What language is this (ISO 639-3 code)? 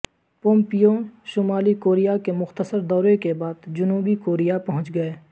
urd